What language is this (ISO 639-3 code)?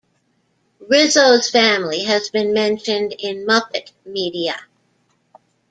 eng